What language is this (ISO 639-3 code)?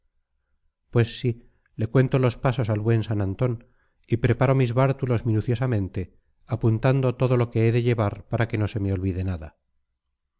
spa